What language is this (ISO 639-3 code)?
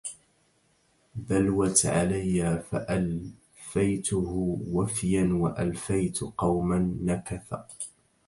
ara